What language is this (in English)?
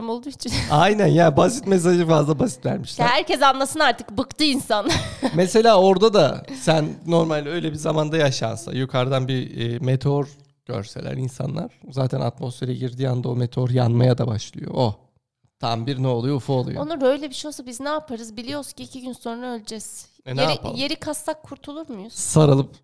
Turkish